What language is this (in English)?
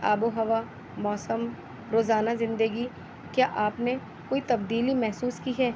Urdu